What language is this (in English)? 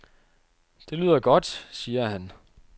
Danish